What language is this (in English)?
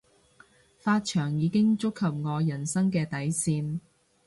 Cantonese